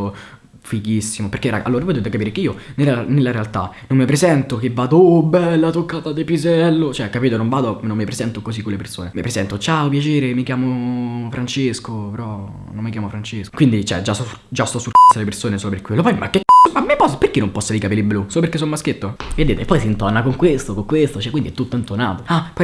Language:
Italian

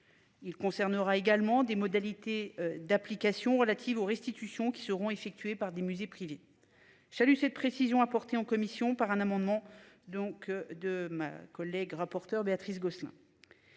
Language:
French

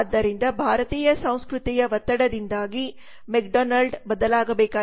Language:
Kannada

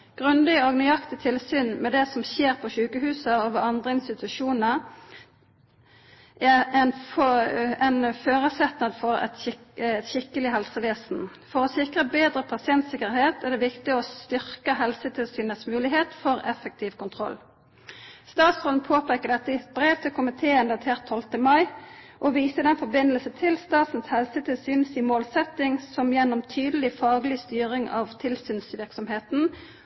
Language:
Norwegian Nynorsk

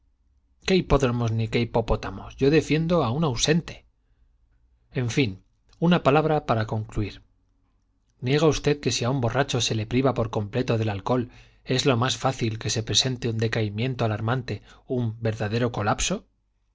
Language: Spanish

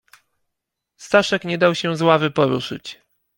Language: Polish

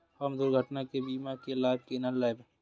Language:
Maithili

